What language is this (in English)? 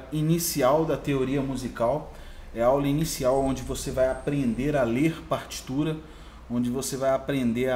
Portuguese